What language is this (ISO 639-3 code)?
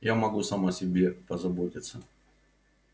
rus